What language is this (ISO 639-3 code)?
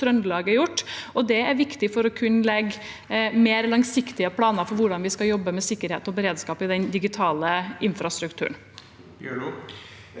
nor